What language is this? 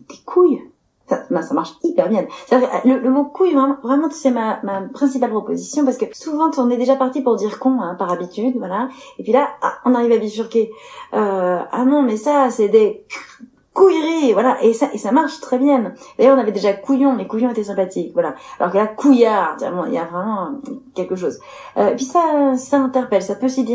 French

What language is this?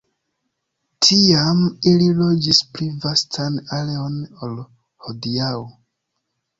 Esperanto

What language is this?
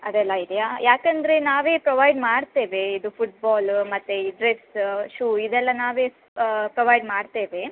Kannada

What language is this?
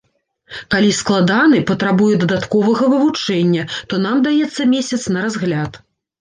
Belarusian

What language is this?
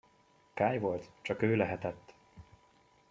Hungarian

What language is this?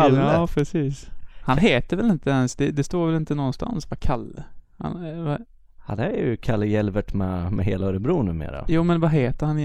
Swedish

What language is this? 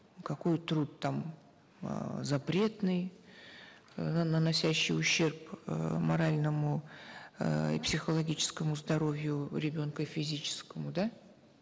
Kazakh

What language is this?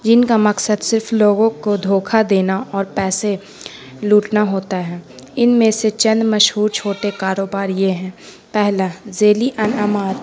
Urdu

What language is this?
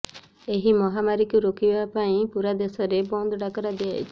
Odia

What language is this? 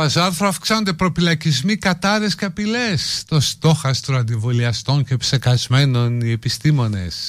Greek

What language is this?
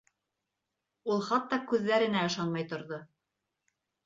Bashkir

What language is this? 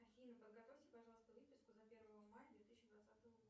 Russian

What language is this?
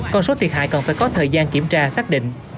Vietnamese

